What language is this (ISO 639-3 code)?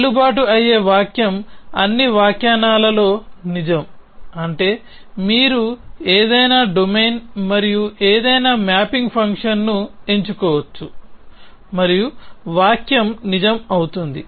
tel